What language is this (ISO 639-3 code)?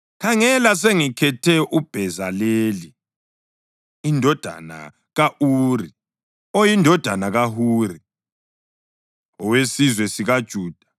nde